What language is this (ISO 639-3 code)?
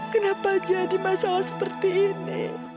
ind